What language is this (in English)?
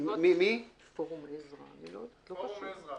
Hebrew